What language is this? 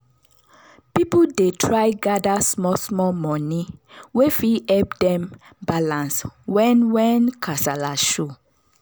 Nigerian Pidgin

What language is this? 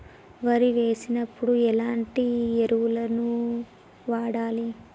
Telugu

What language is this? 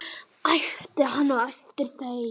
Icelandic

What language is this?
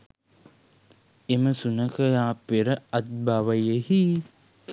Sinhala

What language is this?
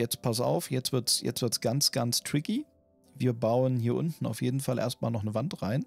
German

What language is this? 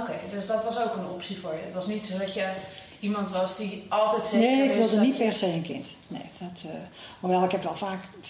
Dutch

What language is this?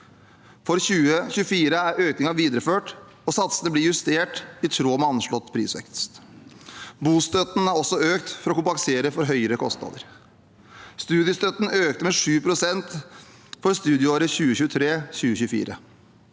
Norwegian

